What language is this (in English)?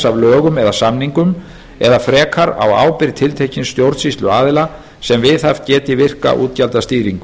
Icelandic